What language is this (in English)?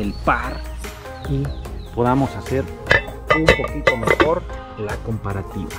Spanish